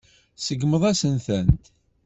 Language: Kabyle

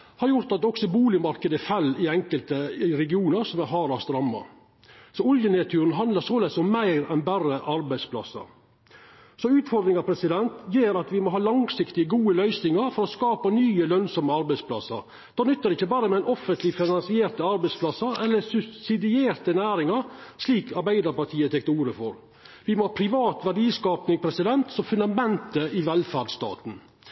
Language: Norwegian Nynorsk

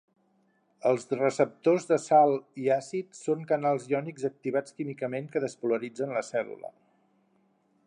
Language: Catalan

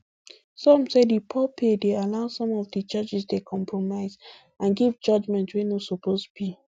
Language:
Nigerian Pidgin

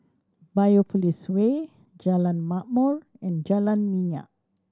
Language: English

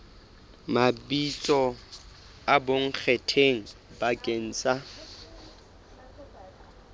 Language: Southern Sotho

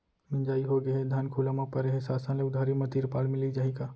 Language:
Chhattisgarhi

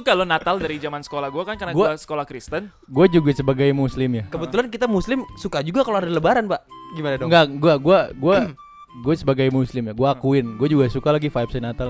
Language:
Indonesian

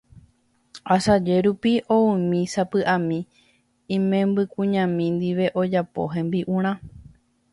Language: Guarani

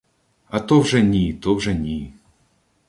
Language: Ukrainian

